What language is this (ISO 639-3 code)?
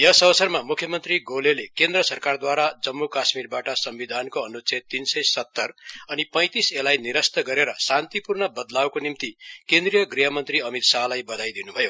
nep